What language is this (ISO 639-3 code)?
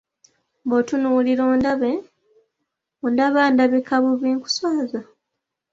lug